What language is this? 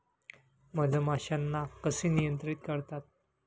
Marathi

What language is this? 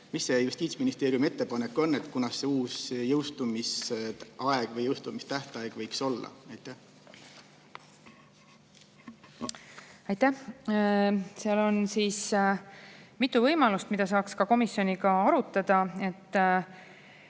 Estonian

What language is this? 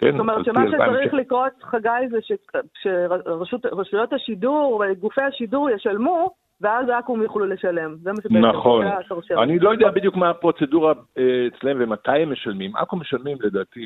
Hebrew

